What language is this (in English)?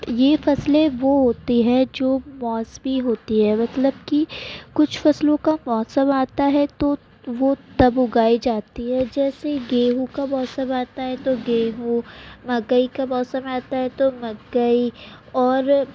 Urdu